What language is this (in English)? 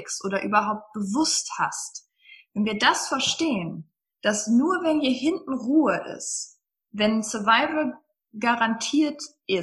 German